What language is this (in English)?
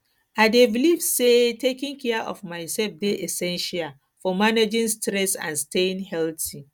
Nigerian Pidgin